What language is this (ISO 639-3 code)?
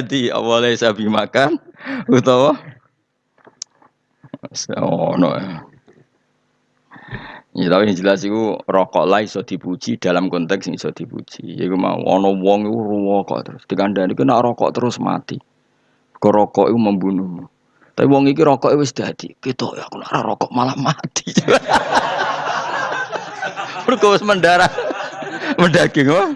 ind